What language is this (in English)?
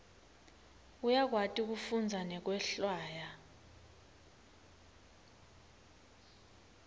Swati